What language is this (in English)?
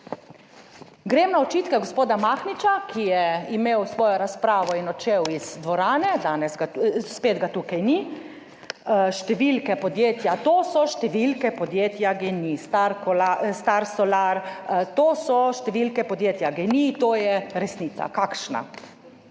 Slovenian